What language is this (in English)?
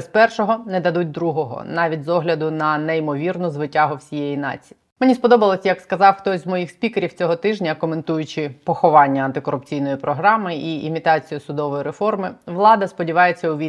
Ukrainian